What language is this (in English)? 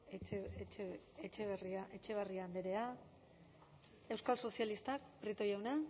Basque